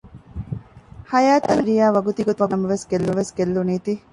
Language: Divehi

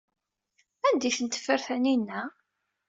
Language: Kabyle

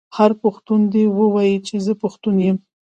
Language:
Pashto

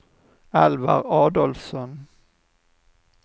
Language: Swedish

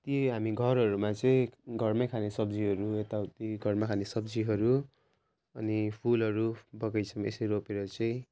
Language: Nepali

